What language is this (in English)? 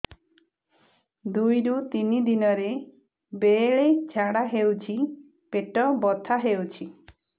Odia